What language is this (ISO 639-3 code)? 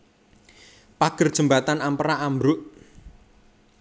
jav